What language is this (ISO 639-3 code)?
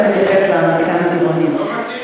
heb